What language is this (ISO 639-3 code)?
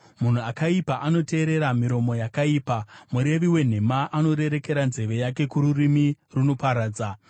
sna